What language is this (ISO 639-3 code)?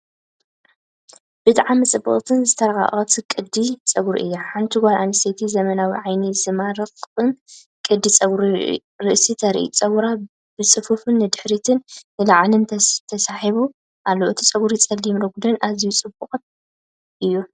tir